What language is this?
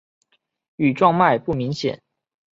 Chinese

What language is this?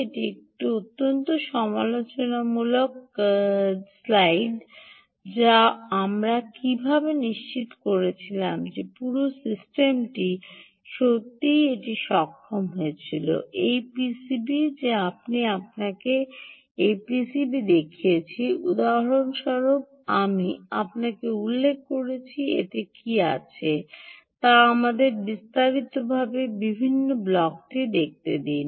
Bangla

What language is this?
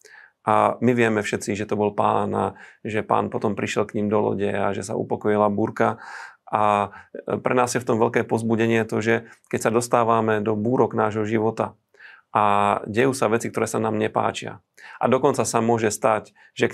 Slovak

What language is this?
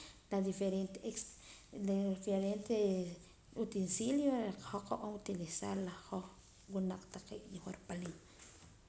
Poqomam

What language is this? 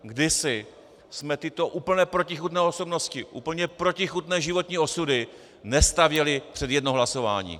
Czech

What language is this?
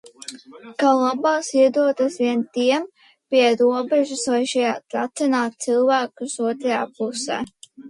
Latvian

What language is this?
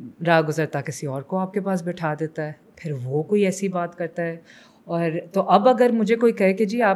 Urdu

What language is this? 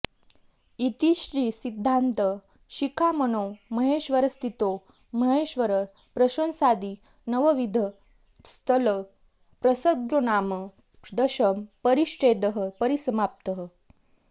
Sanskrit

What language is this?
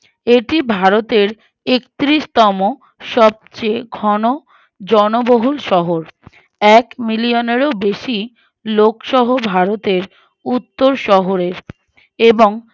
Bangla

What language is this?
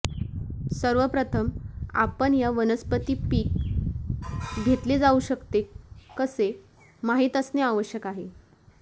Marathi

